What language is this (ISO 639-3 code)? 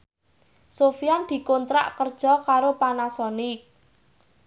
jav